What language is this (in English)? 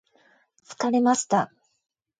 Japanese